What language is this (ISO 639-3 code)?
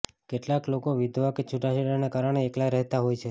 guj